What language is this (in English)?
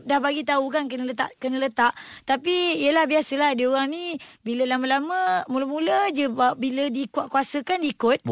Malay